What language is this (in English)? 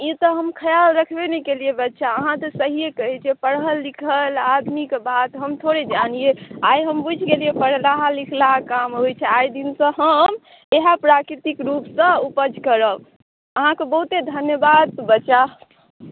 Maithili